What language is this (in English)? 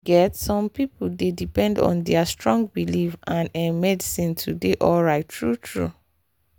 Nigerian Pidgin